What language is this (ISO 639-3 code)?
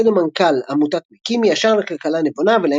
heb